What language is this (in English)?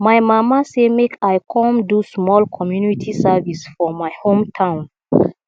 Nigerian Pidgin